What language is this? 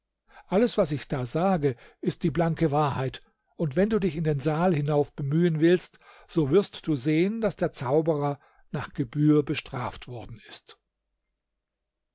German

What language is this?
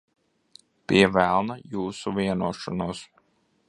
Latvian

